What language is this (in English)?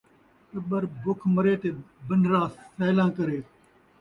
Saraiki